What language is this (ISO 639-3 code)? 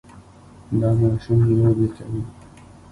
pus